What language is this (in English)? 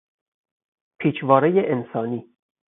Persian